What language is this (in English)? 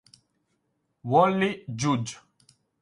Italian